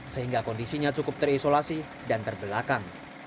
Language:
Indonesian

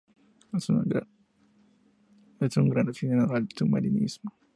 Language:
Spanish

